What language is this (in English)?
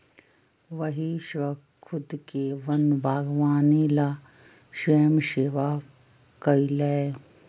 Magahi